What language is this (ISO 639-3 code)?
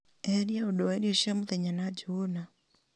kik